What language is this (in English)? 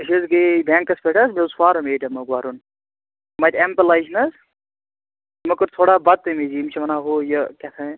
Kashmiri